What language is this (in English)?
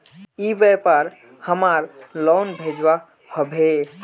Magahi